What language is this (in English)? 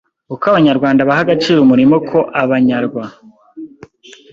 Kinyarwanda